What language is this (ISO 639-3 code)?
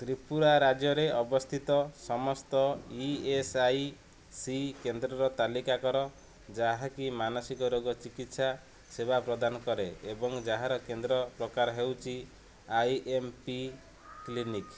ori